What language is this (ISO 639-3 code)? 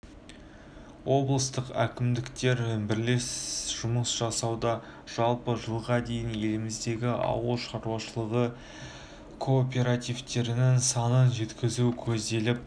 kaz